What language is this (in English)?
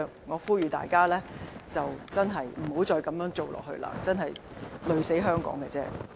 Cantonese